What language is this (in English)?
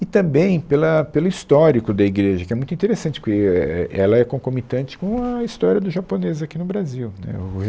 Portuguese